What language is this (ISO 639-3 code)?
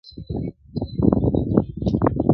pus